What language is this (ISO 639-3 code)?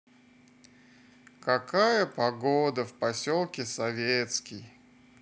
rus